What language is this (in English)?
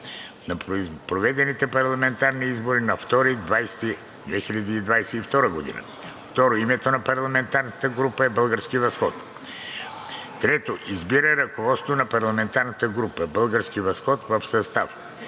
Bulgarian